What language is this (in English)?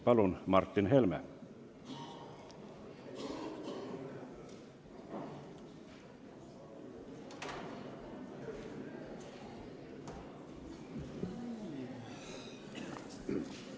Estonian